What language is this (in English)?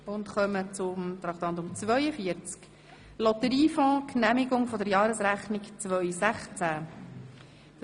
Swiss German